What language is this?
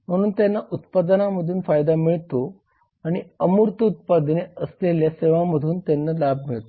Marathi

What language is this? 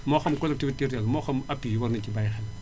Wolof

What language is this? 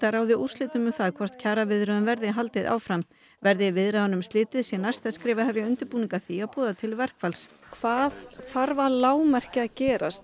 Icelandic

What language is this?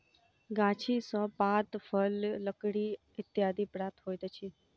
Maithili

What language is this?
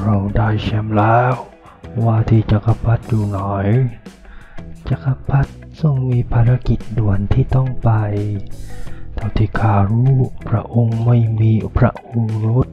Thai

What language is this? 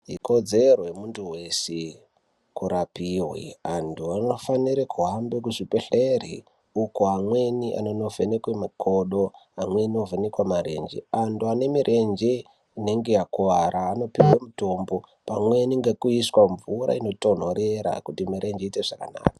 Ndau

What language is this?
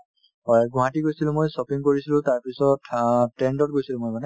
Assamese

